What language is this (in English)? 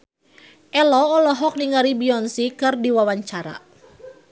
Sundanese